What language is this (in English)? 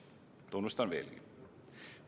Estonian